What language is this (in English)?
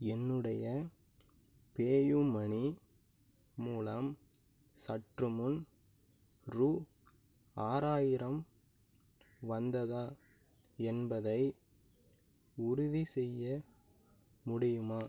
Tamil